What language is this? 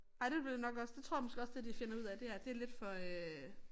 Danish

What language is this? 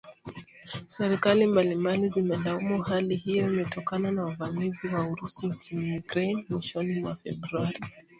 Swahili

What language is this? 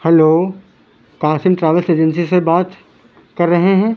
Urdu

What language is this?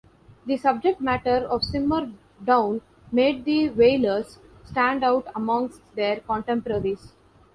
English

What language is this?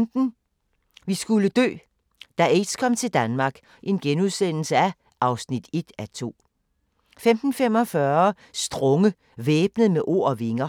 Danish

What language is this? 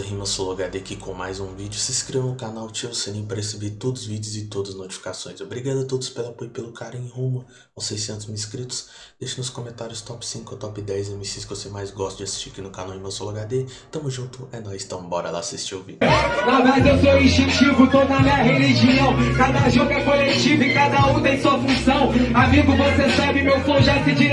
Portuguese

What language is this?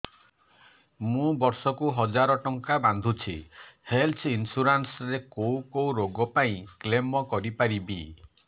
Odia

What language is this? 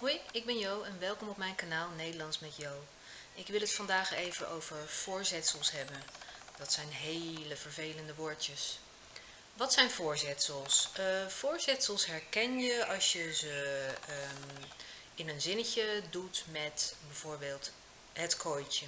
Dutch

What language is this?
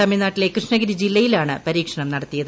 Malayalam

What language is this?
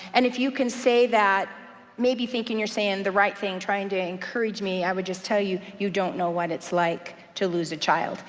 English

